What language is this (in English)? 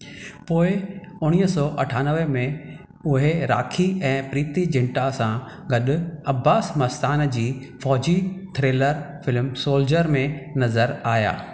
Sindhi